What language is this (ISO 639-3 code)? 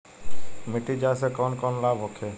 bho